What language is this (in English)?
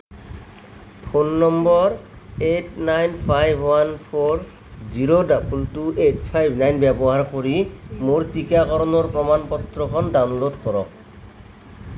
Assamese